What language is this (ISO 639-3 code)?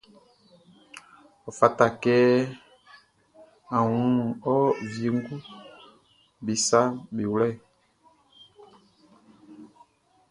bci